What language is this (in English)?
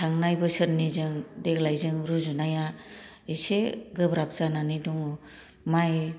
Bodo